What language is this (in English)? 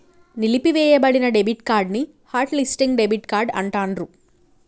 Telugu